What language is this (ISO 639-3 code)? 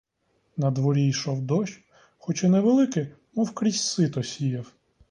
ukr